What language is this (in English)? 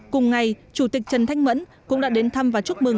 Vietnamese